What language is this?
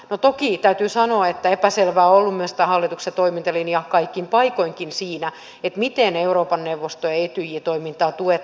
Finnish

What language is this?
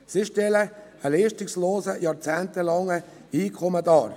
Swiss German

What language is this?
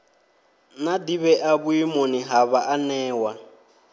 Venda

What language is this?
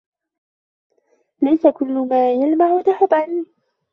Arabic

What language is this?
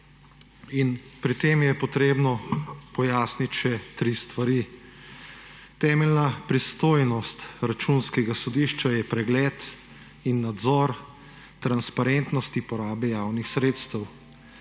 Slovenian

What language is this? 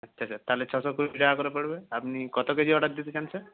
Bangla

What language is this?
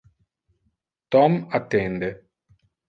Interlingua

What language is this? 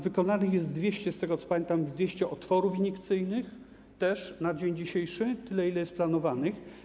Polish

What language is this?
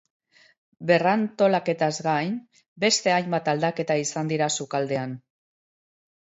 Basque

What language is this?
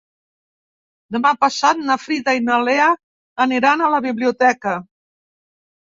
Catalan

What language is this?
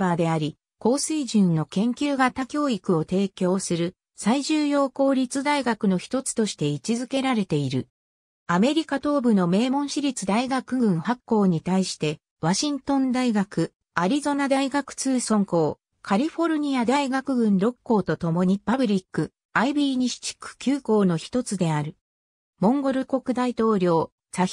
Japanese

